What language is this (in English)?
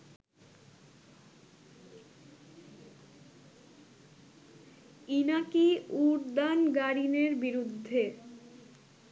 Bangla